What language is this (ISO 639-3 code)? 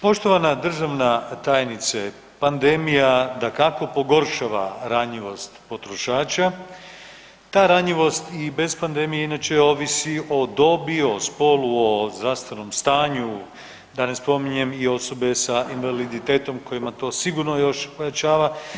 hrv